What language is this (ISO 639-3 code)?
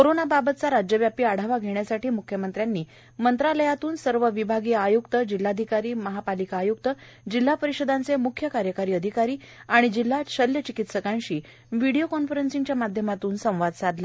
mar